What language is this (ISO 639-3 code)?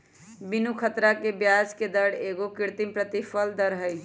mag